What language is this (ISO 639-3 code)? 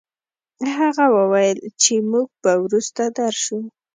pus